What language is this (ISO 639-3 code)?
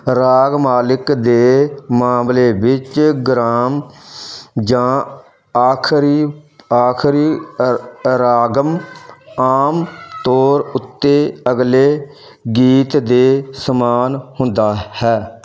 pan